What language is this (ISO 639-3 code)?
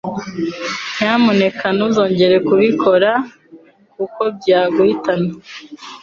kin